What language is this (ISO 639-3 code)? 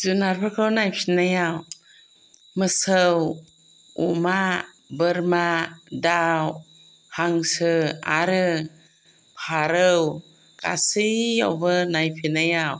brx